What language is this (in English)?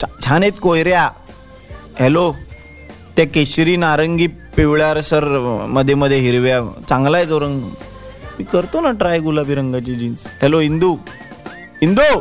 Marathi